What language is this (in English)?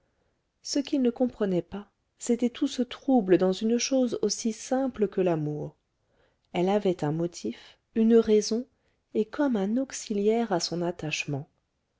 French